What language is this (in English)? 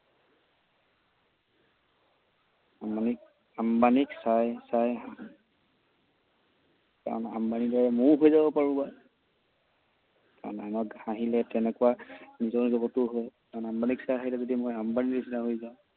Assamese